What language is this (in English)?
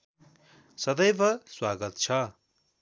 Nepali